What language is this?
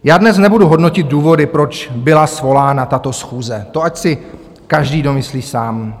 Czech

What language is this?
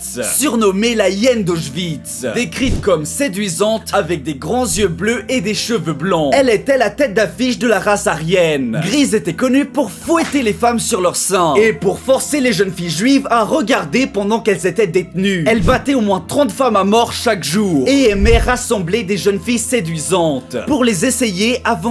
French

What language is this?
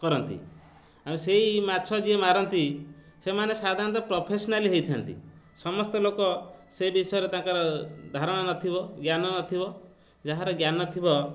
Odia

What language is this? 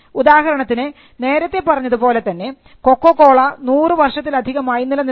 Malayalam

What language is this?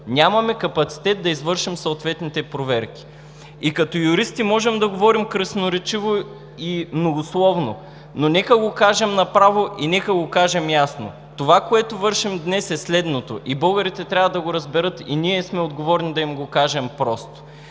Bulgarian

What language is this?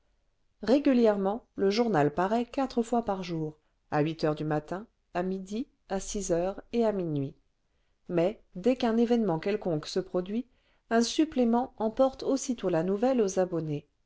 French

